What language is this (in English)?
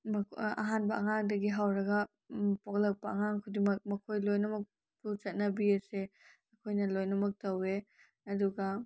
Manipuri